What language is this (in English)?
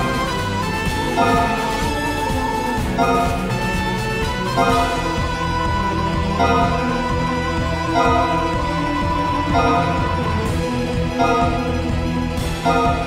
Japanese